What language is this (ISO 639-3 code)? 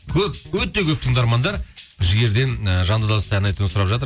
kaz